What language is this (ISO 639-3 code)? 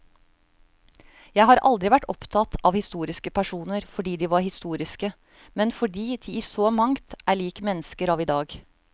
nor